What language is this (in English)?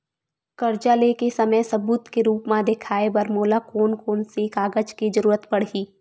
Chhattisgarhi